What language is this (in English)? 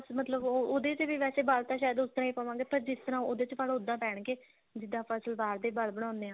Punjabi